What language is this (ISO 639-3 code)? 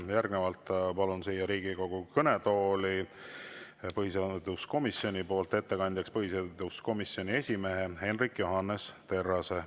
est